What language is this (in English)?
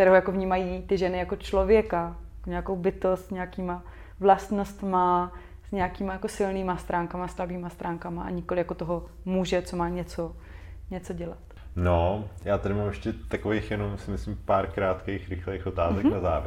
Czech